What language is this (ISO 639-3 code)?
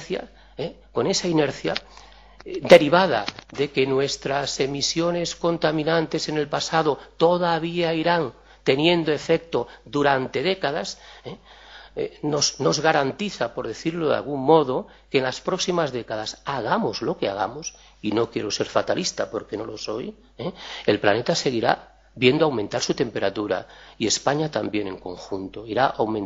spa